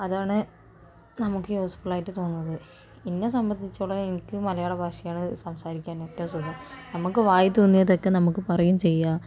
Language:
Malayalam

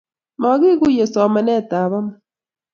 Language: Kalenjin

